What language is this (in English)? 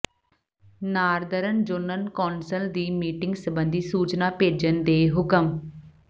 Punjabi